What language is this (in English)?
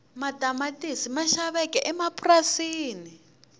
Tsonga